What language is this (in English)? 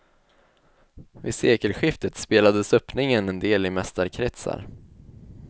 Swedish